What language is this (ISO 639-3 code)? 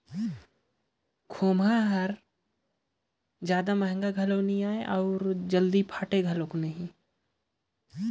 hne